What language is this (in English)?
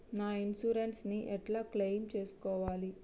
Telugu